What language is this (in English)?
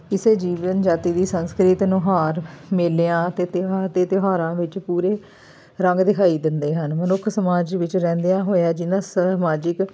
Punjabi